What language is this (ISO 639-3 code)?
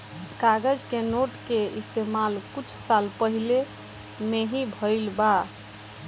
bho